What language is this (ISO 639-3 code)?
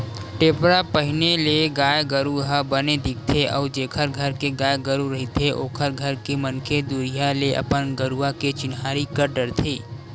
hne